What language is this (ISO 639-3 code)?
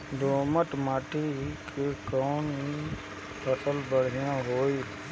bho